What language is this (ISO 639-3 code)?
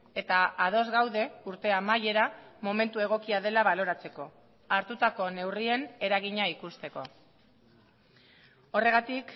eus